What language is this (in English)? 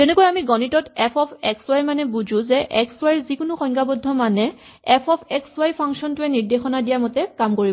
Assamese